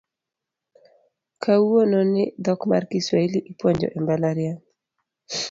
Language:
Luo (Kenya and Tanzania)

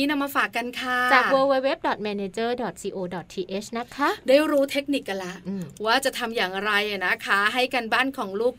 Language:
Thai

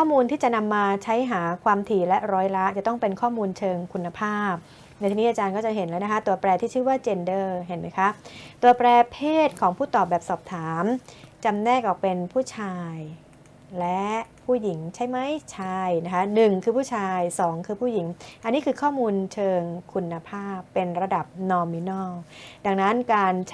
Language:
Thai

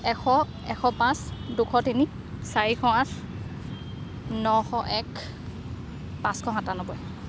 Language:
Assamese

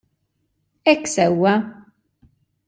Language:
Maltese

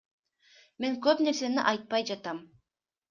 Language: Kyrgyz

